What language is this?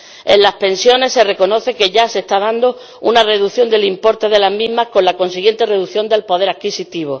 Spanish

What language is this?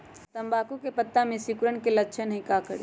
Magahi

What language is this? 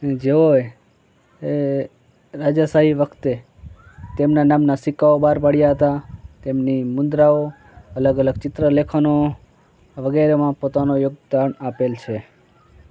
Gujarati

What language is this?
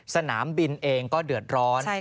Thai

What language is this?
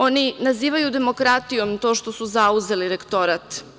Serbian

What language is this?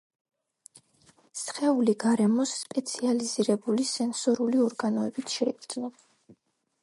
Georgian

